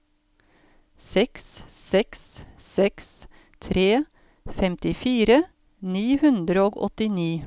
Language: Norwegian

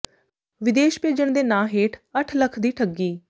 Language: Punjabi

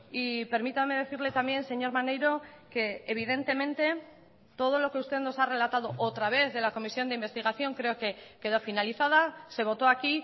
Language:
Spanish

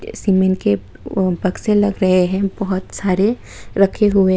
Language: Hindi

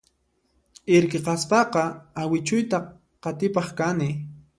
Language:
Puno Quechua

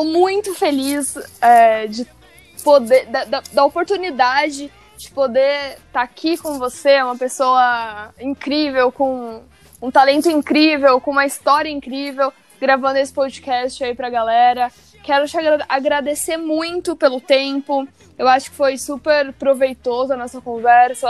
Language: Portuguese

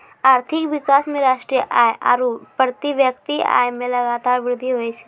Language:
Maithili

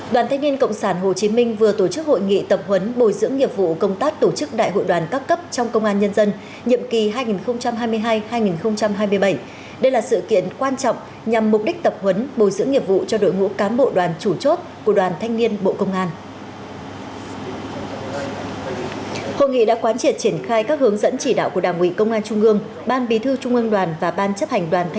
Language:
Vietnamese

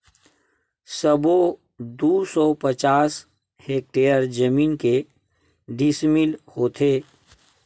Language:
Chhattisgarhi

